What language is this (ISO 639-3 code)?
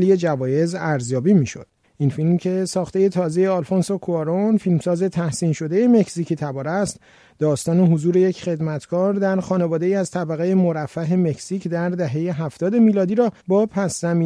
fas